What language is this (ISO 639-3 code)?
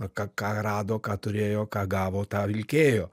lit